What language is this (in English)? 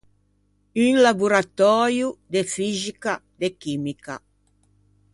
Ligurian